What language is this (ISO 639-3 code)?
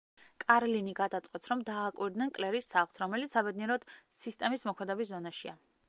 kat